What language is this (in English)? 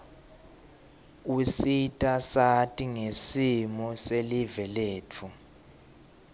Swati